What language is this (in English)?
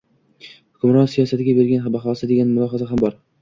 Uzbek